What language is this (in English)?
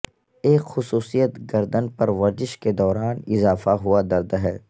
Urdu